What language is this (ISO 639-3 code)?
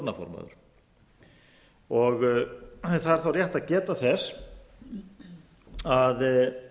isl